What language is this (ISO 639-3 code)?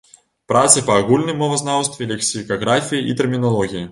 bel